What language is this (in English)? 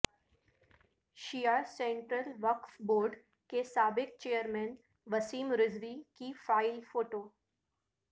Urdu